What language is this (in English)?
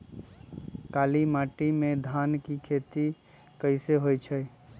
Magahi